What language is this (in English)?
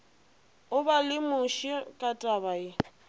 Northern Sotho